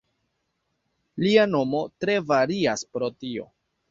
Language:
Esperanto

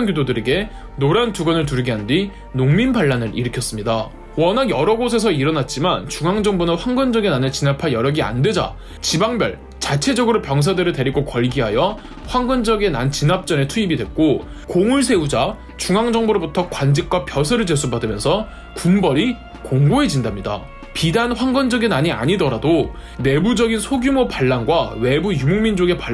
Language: Korean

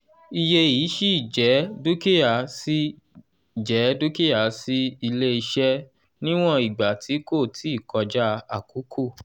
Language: Yoruba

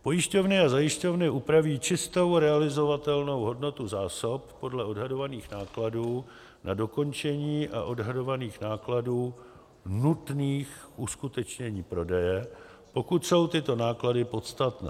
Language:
Czech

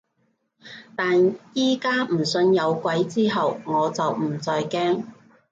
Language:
Cantonese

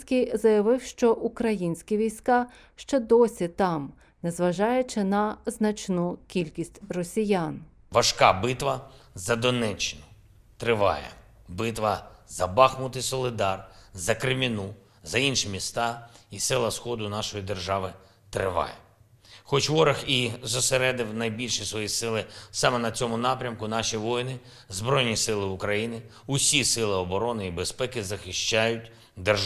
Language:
Ukrainian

